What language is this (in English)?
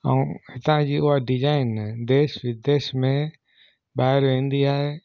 Sindhi